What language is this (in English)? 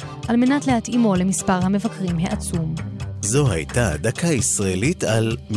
Hebrew